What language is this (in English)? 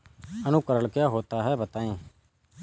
Hindi